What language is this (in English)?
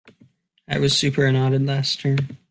English